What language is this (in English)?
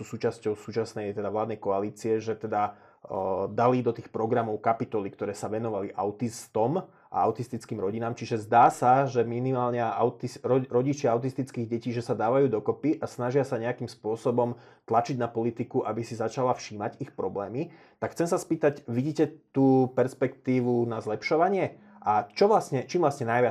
Slovak